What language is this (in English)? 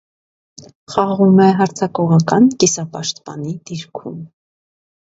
Armenian